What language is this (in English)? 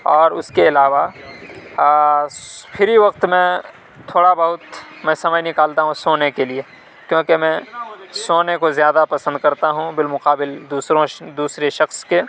Urdu